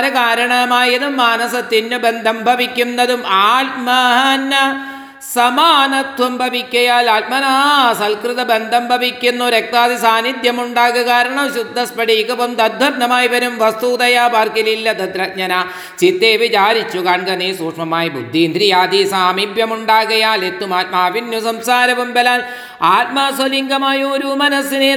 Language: Malayalam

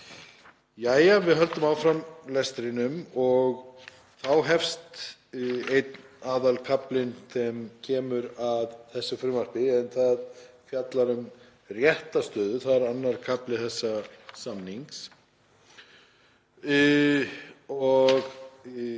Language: Icelandic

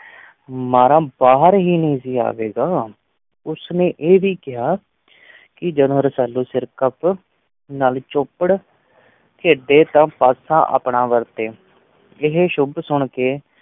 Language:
Punjabi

